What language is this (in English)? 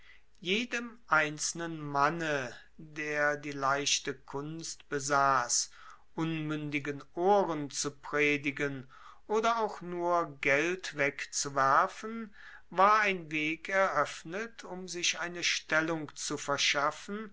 German